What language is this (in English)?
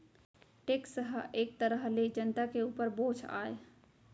Chhattisgarhi